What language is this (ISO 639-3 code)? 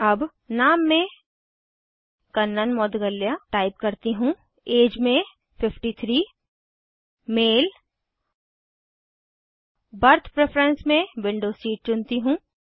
hin